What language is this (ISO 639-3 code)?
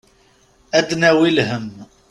kab